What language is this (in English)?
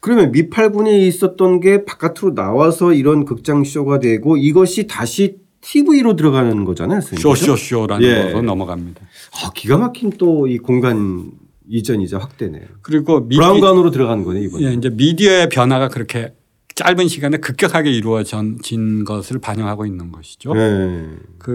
Korean